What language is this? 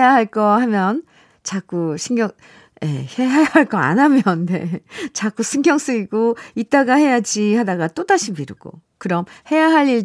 Korean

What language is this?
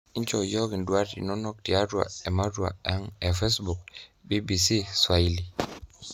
Masai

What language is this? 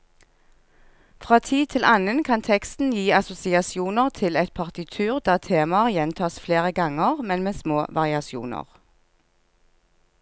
Norwegian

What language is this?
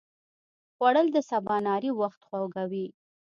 Pashto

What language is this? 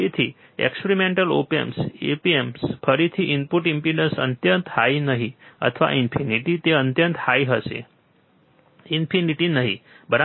Gujarati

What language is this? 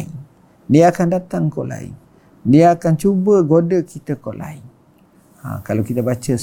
Malay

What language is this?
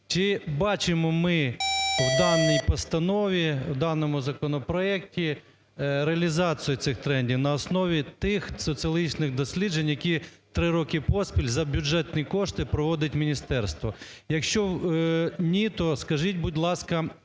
Ukrainian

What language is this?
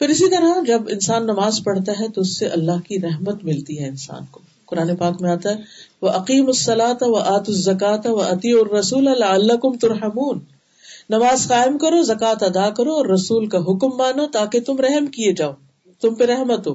Urdu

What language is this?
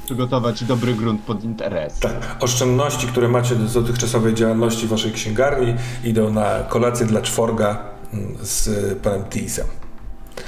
Polish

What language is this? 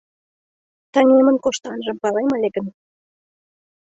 Mari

